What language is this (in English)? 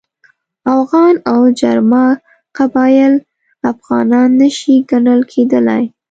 Pashto